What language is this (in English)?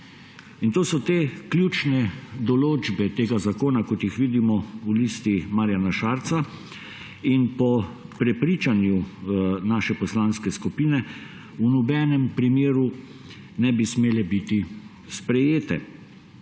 Slovenian